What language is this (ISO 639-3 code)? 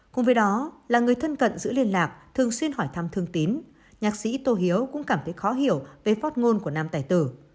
vie